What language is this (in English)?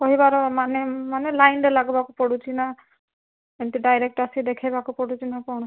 Odia